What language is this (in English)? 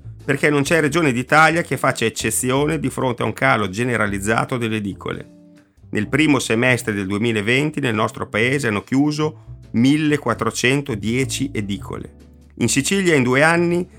Italian